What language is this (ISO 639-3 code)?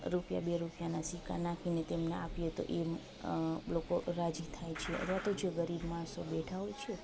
guj